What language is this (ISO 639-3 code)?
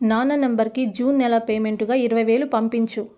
tel